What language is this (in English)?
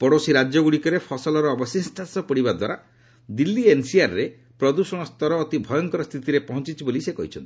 Odia